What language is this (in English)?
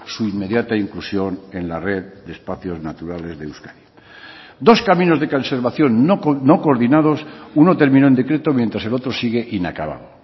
Spanish